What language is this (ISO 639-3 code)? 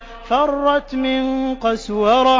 ara